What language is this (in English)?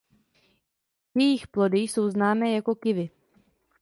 Czech